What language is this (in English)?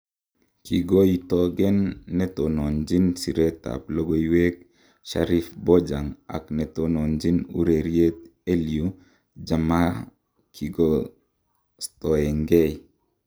Kalenjin